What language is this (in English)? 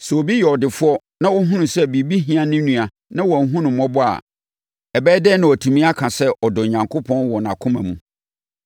Akan